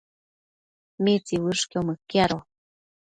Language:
Matsés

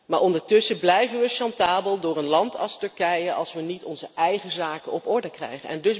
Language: Dutch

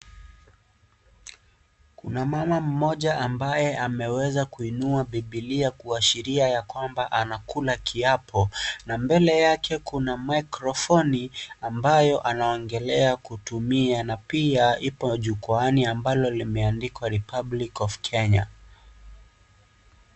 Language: Swahili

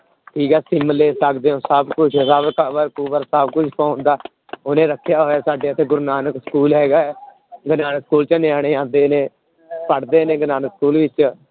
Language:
Punjabi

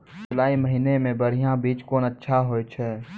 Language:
Maithili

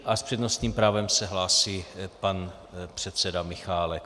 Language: Czech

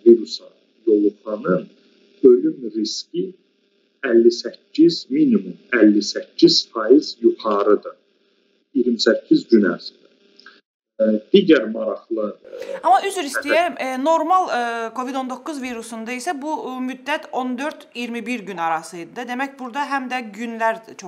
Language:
Turkish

